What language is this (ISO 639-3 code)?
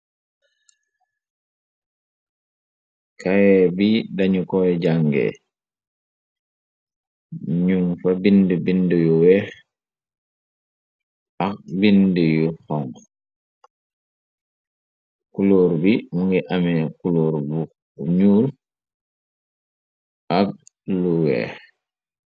wol